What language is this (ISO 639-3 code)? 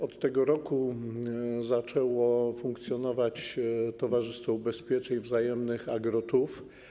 pol